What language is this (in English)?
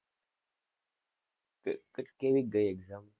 Gujarati